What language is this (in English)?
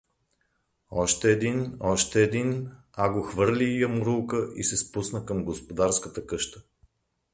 Bulgarian